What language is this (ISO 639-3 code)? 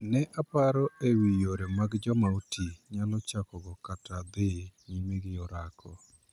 luo